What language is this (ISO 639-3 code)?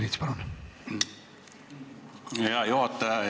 est